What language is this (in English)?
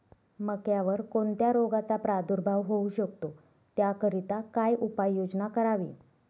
Marathi